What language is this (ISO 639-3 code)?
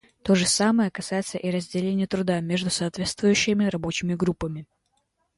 rus